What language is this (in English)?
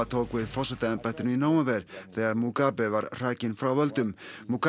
Icelandic